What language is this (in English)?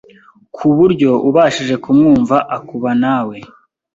Kinyarwanda